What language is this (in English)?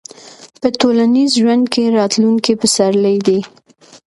Pashto